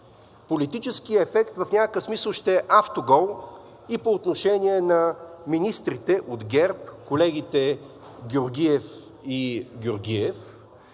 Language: Bulgarian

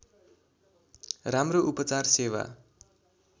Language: Nepali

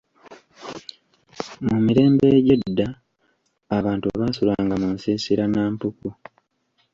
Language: Ganda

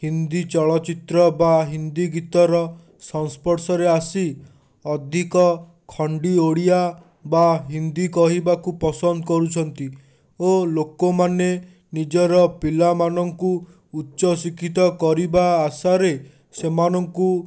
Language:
Odia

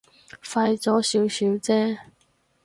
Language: Cantonese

